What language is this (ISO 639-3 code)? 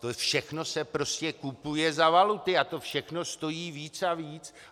ces